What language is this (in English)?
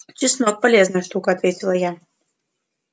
Russian